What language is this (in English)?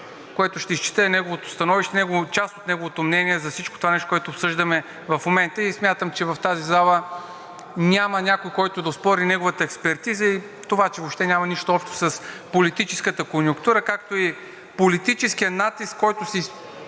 Bulgarian